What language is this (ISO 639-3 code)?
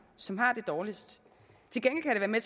dan